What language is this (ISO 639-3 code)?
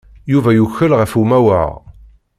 kab